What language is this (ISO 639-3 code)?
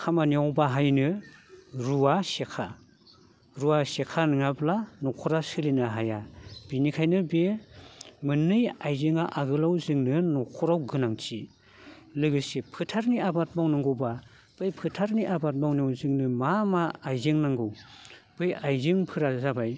brx